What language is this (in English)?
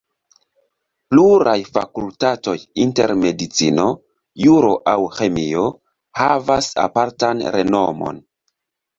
Esperanto